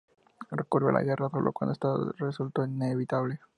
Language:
Spanish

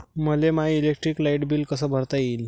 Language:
Marathi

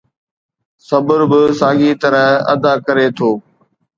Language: Sindhi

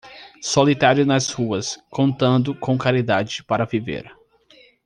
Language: Portuguese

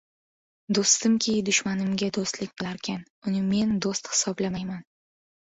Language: Uzbek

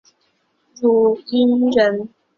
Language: Chinese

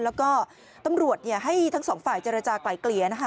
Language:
Thai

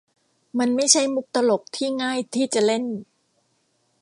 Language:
Thai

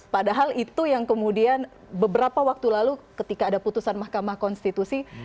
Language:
Indonesian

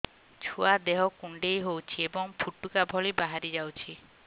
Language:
Odia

